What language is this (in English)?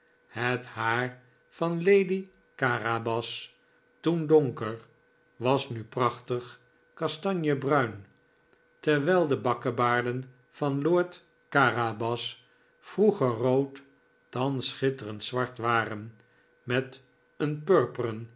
Dutch